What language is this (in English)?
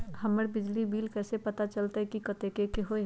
Magahi